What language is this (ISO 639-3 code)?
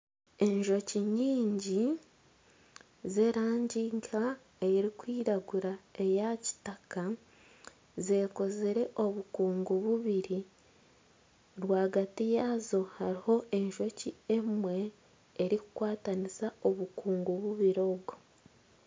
nyn